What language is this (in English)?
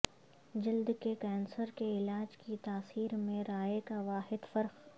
Urdu